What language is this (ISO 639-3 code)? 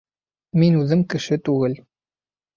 bak